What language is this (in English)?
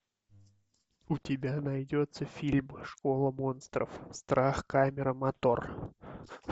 Russian